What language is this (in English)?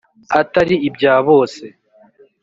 Kinyarwanda